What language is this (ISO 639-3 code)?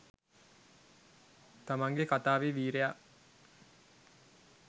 sin